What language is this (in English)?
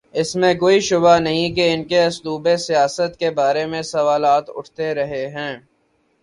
Urdu